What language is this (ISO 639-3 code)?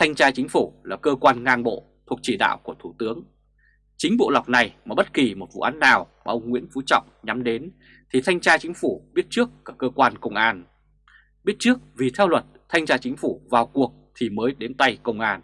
vie